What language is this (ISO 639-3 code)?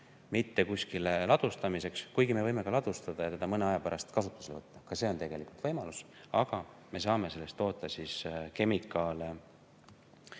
est